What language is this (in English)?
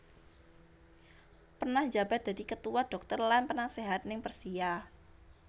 Javanese